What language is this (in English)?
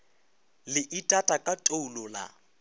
Northern Sotho